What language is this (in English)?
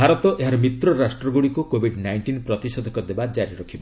Odia